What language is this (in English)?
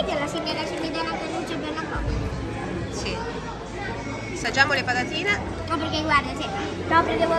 Italian